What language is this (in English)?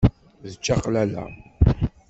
Kabyle